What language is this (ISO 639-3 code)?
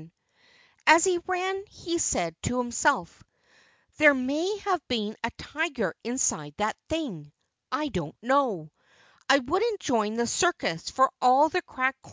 eng